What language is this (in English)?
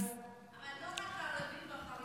Hebrew